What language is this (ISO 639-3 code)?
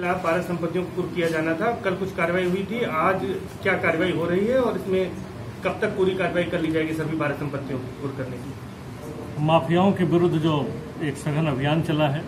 hin